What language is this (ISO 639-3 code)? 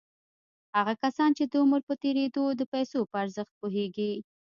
pus